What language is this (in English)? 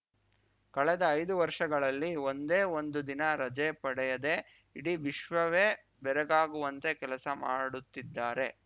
Kannada